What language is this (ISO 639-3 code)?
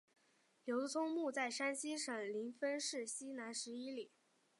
zho